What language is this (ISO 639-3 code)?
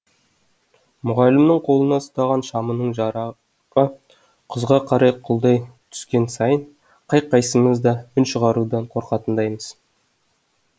kaz